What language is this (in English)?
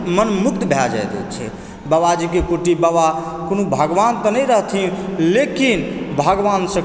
Maithili